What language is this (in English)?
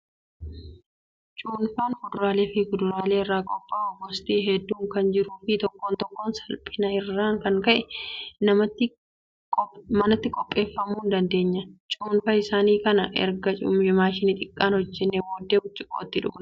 Oromo